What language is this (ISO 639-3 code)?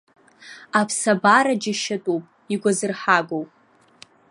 abk